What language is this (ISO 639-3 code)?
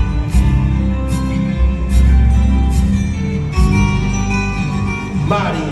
tha